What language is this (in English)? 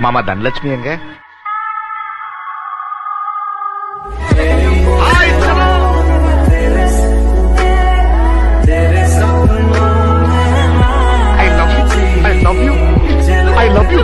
Tamil